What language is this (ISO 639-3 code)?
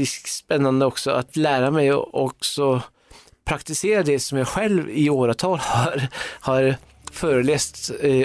swe